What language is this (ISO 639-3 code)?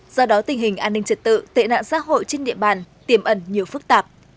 vie